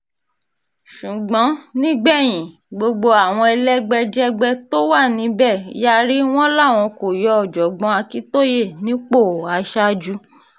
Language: Yoruba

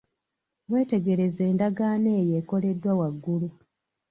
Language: Ganda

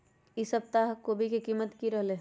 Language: Magahi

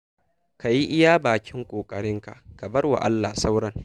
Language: Hausa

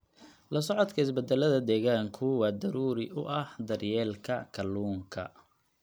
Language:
Somali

